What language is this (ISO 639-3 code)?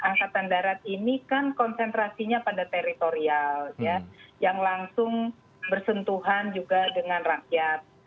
ind